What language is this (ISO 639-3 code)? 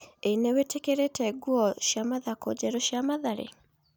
kik